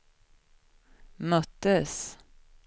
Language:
Swedish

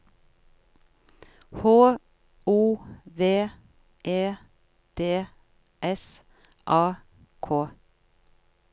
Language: Norwegian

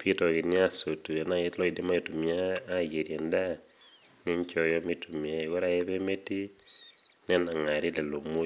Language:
Masai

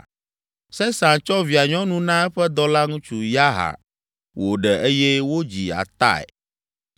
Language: Ewe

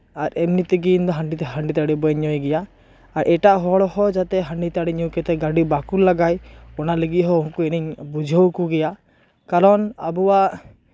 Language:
Santali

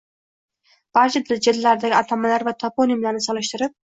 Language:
Uzbek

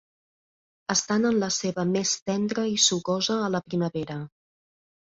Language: Catalan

